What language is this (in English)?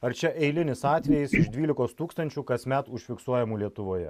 Lithuanian